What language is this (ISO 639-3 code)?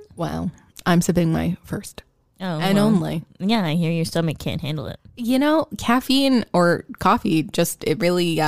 eng